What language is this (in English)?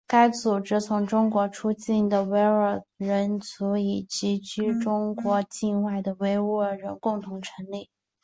Chinese